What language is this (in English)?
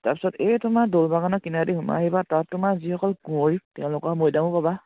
Assamese